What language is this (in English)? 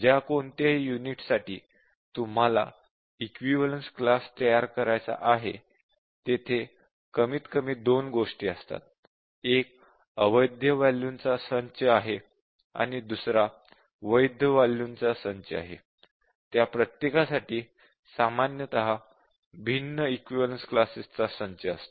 Marathi